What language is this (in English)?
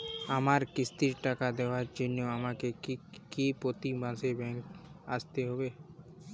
Bangla